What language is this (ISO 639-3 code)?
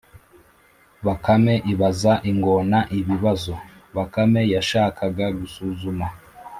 kin